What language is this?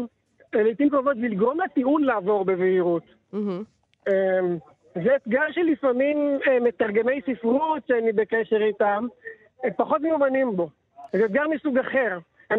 Hebrew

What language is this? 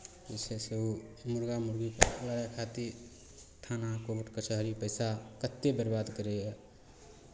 Maithili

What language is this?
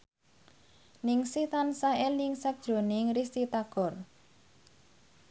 Javanese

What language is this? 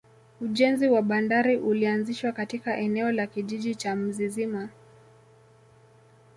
Swahili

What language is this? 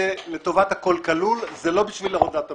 Hebrew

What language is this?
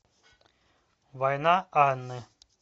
Russian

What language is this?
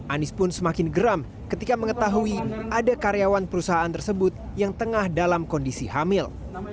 Indonesian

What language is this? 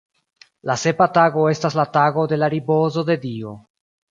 Esperanto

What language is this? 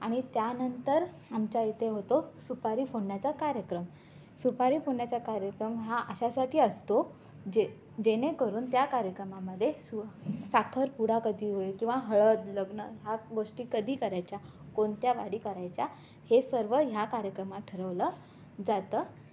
Marathi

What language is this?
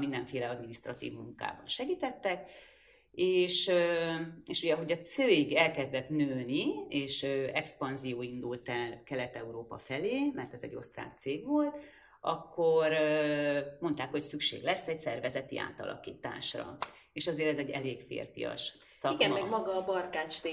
Hungarian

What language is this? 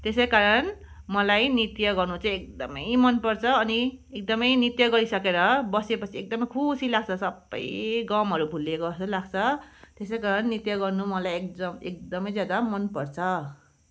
Nepali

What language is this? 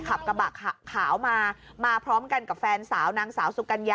Thai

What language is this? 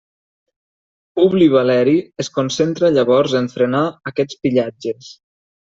Catalan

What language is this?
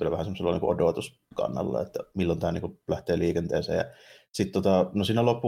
Finnish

